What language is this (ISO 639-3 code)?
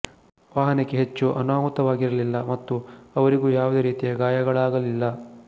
kan